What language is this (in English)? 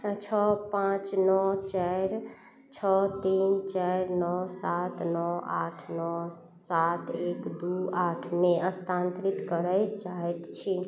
Maithili